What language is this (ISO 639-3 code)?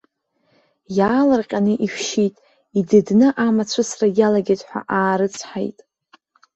abk